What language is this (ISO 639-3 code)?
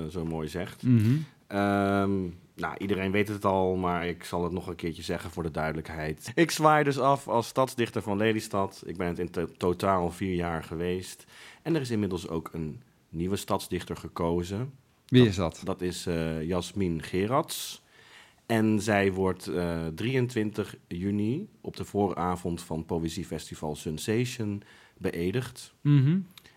nld